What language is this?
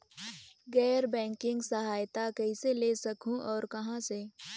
Chhattisgarhi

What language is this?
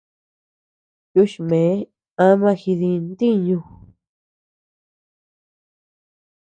Tepeuxila Cuicatec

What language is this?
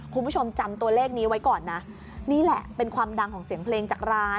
Thai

